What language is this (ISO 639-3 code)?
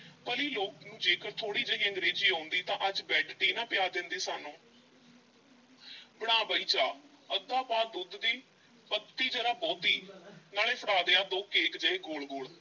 pan